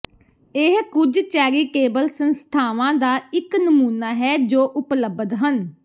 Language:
Punjabi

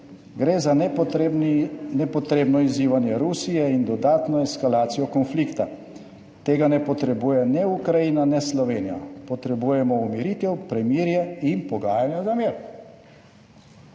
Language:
Slovenian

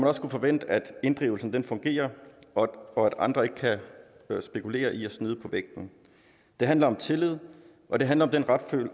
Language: Danish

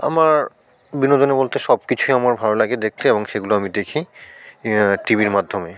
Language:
Bangla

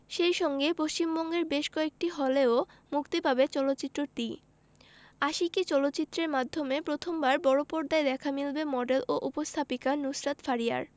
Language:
Bangla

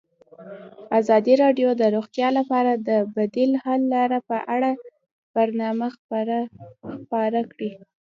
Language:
Pashto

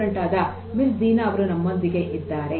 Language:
Kannada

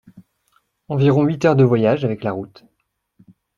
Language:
French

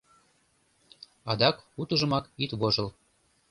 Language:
Mari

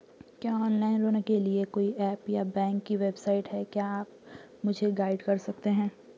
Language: Hindi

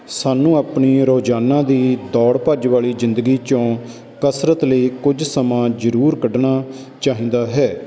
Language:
Punjabi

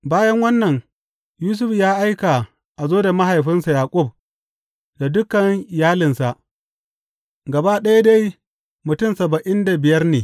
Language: Hausa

